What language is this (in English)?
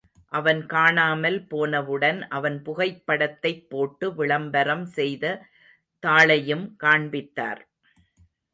Tamil